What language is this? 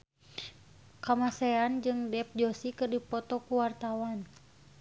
Sundanese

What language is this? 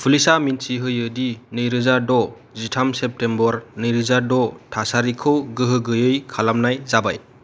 Bodo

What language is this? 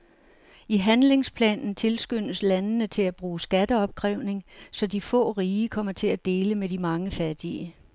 Danish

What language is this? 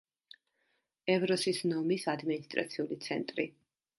Georgian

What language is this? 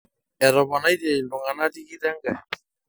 Masai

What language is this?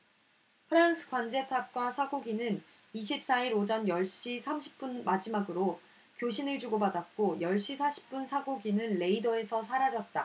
Korean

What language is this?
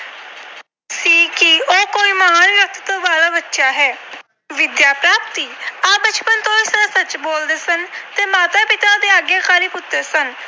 Punjabi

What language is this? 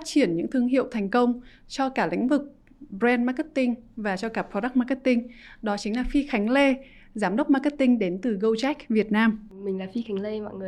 Vietnamese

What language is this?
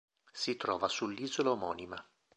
Italian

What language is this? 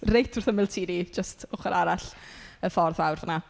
Welsh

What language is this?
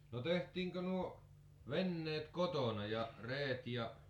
Finnish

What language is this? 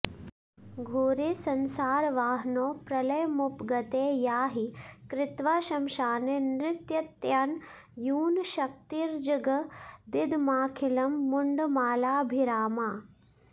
Sanskrit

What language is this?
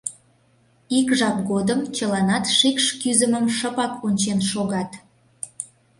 Mari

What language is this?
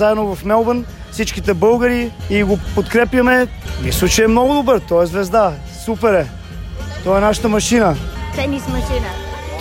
Bulgarian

